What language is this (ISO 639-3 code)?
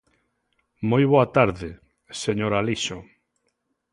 glg